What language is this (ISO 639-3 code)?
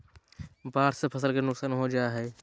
mag